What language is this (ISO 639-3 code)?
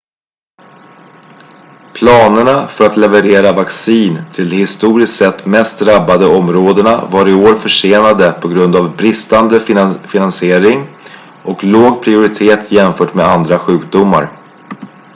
swe